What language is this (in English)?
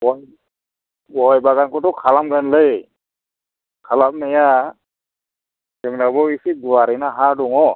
Bodo